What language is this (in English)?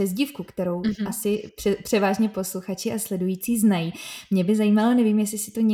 Czech